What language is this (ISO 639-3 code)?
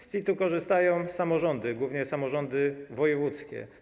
pol